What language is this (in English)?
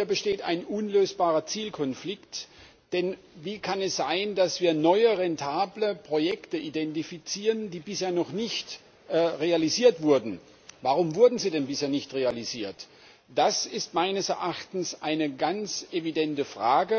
German